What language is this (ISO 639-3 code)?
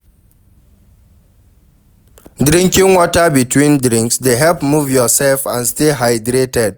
pcm